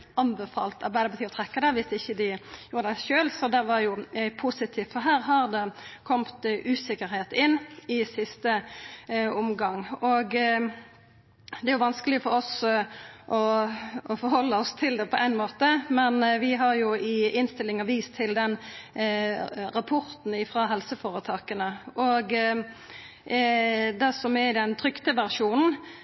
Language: Norwegian Nynorsk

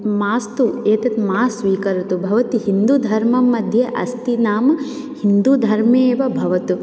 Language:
Sanskrit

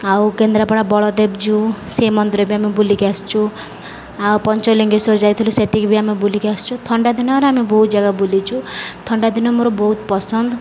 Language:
Odia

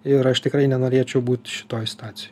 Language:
Lithuanian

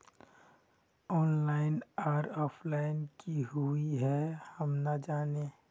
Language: Magahi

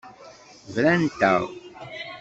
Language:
Kabyle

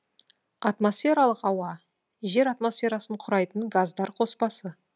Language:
Kazakh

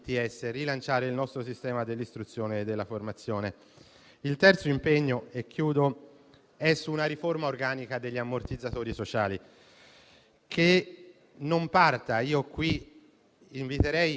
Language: Italian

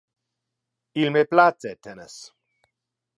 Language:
Interlingua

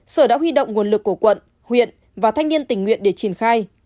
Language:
Vietnamese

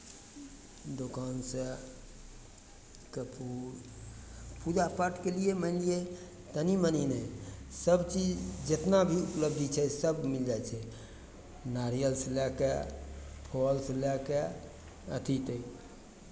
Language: Maithili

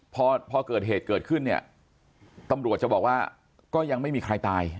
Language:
Thai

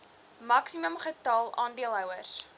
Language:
Afrikaans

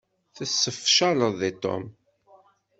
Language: Kabyle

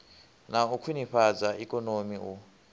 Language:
Venda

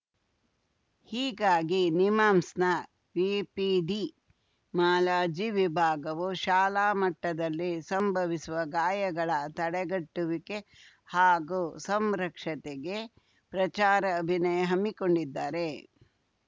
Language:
Kannada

